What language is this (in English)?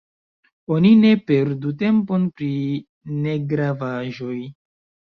Esperanto